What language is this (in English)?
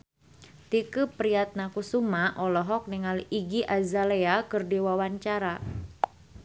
Sundanese